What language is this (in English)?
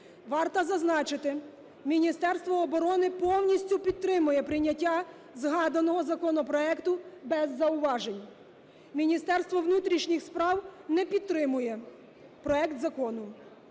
Ukrainian